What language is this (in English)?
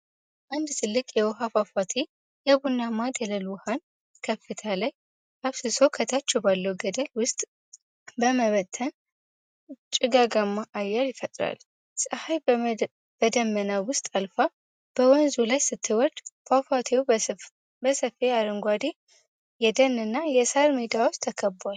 Amharic